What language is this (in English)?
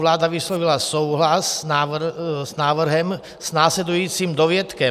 Czech